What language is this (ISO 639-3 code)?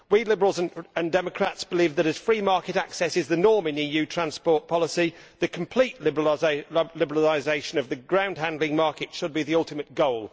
eng